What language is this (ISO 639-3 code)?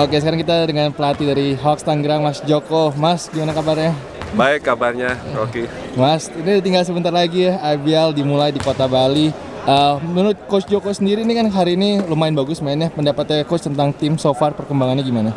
ind